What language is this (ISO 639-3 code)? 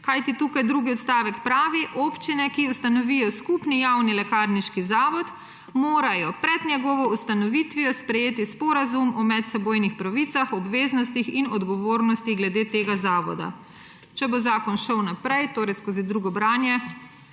slv